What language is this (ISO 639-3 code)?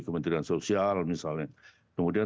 ind